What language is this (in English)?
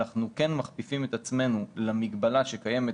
Hebrew